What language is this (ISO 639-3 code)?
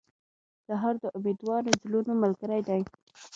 pus